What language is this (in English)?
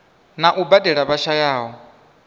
Venda